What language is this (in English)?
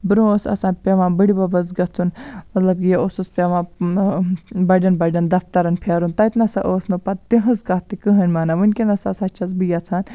Kashmiri